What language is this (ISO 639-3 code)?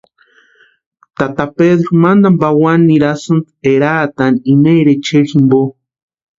pua